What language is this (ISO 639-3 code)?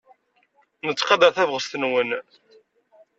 kab